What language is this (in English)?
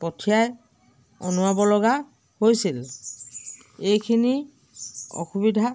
Assamese